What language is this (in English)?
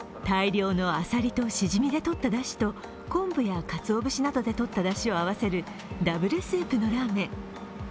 Japanese